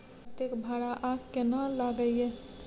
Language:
Maithili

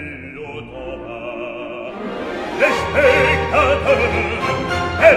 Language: Ukrainian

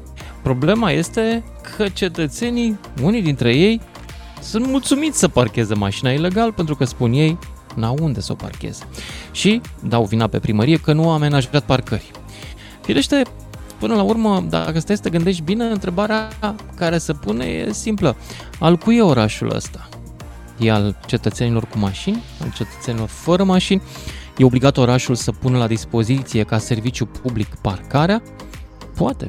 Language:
Romanian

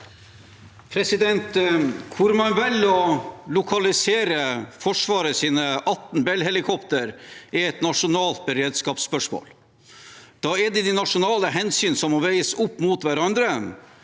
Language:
Norwegian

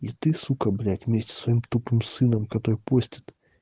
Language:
Russian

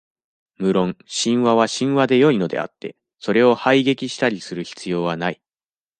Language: Japanese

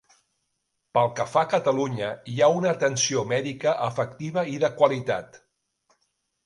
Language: Catalan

